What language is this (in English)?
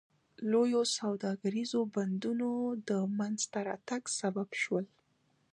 Pashto